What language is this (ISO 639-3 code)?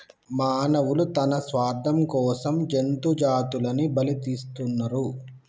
tel